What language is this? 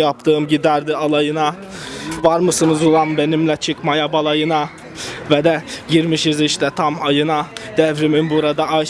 Turkish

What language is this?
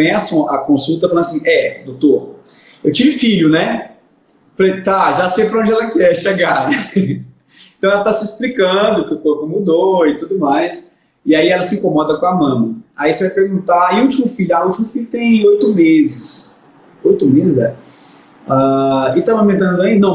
Portuguese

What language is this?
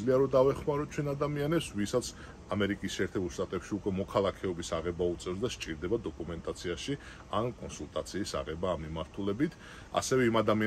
Romanian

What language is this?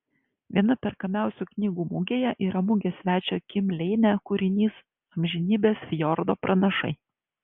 Lithuanian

